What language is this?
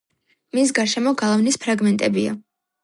Georgian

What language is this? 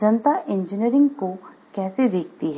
Hindi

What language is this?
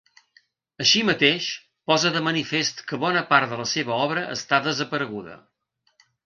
Catalan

